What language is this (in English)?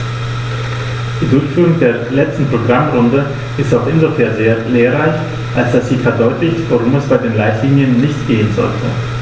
German